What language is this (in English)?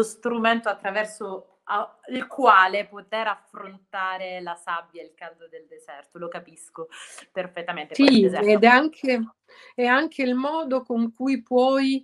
Italian